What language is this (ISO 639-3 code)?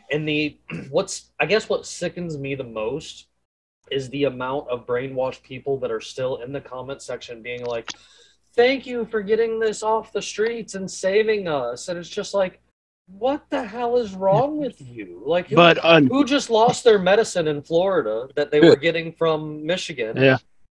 eng